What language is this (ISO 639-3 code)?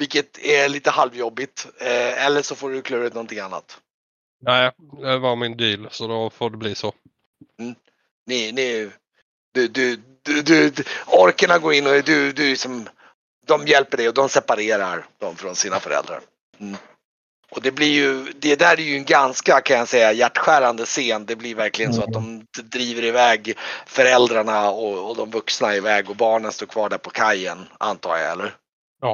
swe